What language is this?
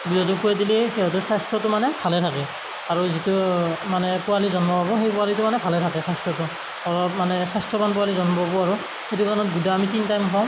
Assamese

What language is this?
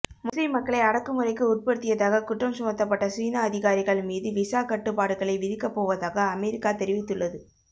Tamil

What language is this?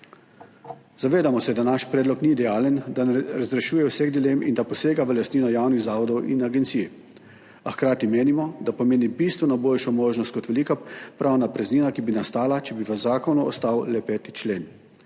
Slovenian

